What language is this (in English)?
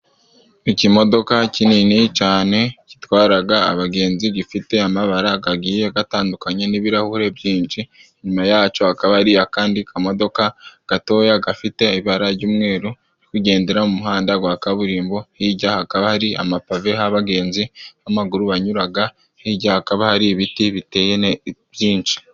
Kinyarwanda